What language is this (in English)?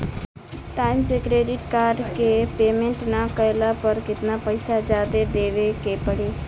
Bhojpuri